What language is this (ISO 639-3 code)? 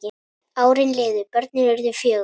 isl